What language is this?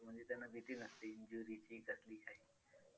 Marathi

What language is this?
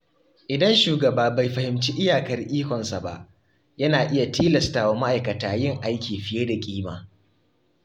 Hausa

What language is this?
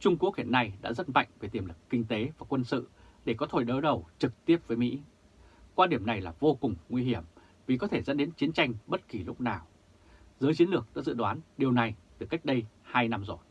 Vietnamese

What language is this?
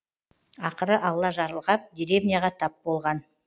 Kazakh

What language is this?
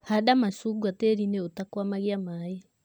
Kikuyu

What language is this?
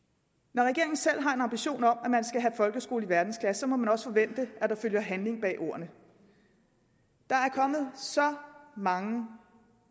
Danish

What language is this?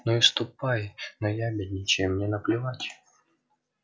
Russian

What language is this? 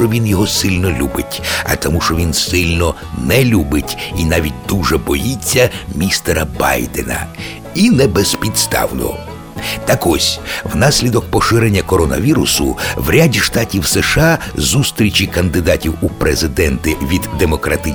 Ukrainian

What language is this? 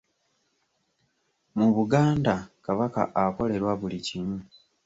Ganda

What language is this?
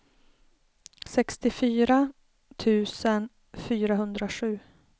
Swedish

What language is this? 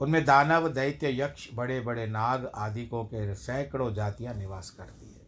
Hindi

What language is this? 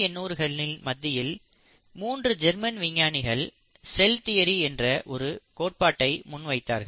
Tamil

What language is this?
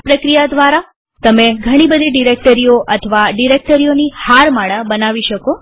Gujarati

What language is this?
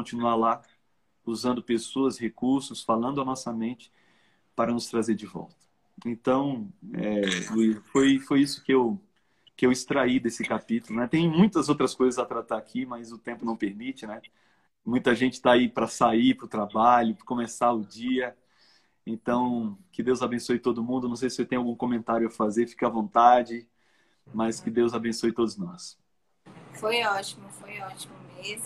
Portuguese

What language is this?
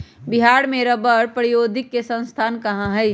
Magahi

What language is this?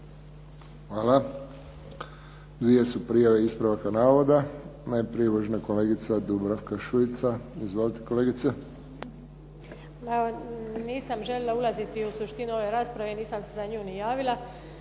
Croatian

